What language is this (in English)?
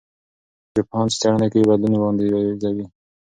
Pashto